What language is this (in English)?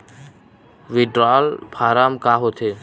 Chhattisgarhi